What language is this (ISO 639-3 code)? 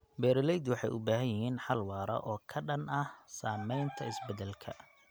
som